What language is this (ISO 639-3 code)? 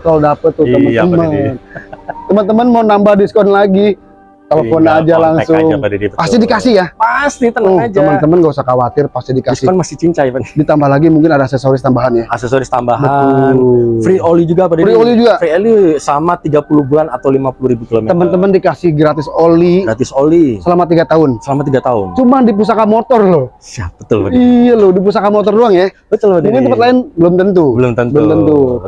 ind